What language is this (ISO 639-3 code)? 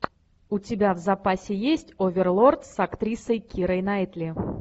rus